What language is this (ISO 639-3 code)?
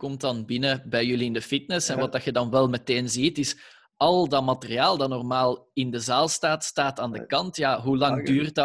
nld